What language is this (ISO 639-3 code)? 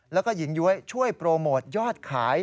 tha